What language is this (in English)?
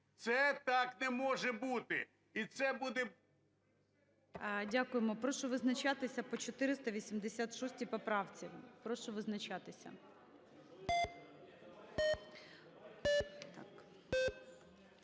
Ukrainian